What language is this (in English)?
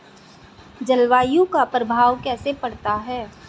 Hindi